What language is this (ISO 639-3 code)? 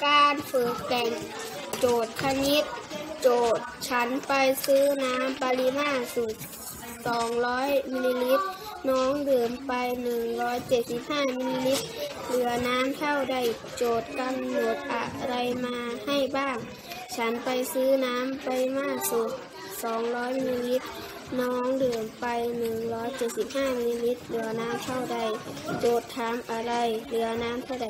tha